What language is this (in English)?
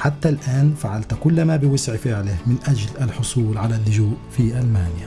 Arabic